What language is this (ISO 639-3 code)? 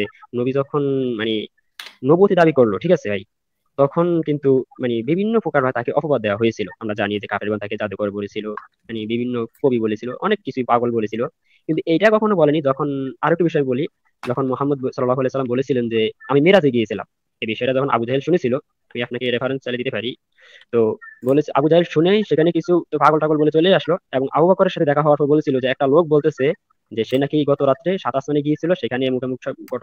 ara